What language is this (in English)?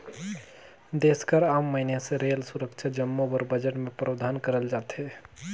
Chhattisgarhi